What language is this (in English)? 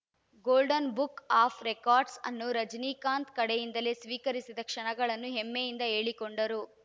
Kannada